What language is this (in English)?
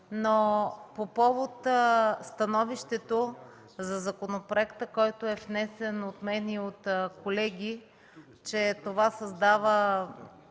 Bulgarian